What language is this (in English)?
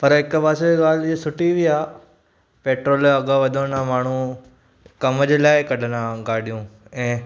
Sindhi